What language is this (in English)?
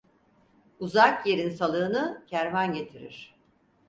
Turkish